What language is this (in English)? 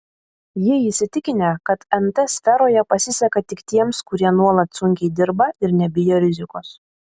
Lithuanian